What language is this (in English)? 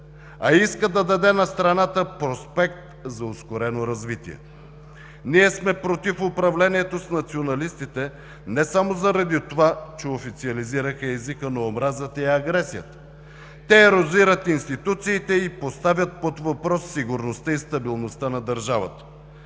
Bulgarian